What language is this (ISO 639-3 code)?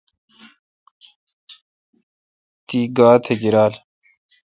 xka